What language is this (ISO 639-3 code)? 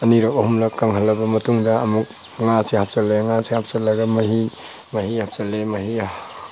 mni